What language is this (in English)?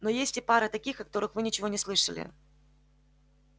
Russian